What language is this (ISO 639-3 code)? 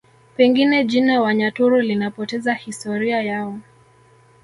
swa